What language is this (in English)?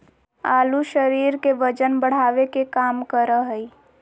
Magahi